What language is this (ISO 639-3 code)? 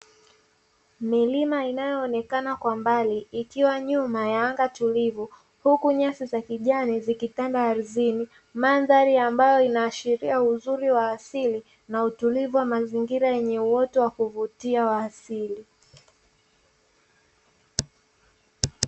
swa